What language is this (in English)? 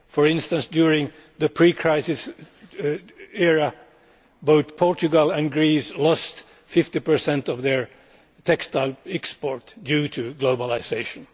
English